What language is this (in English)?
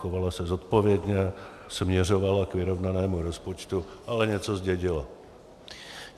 Czech